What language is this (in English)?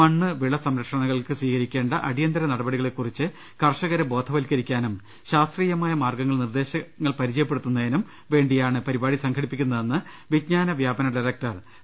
Malayalam